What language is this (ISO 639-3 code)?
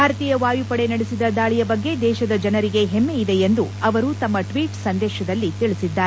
kan